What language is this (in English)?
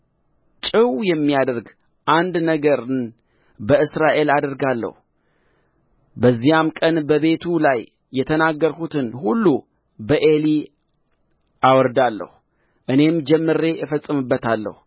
Amharic